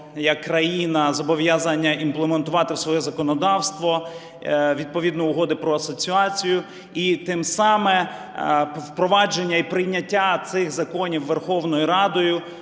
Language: Ukrainian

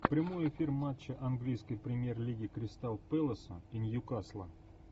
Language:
Russian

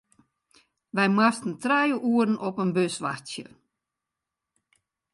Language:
Western Frisian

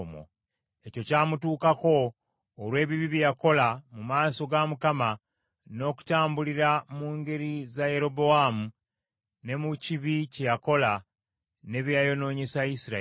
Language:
Ganda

